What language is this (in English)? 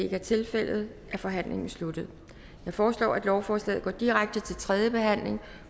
Danish